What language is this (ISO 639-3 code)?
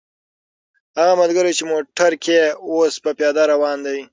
pus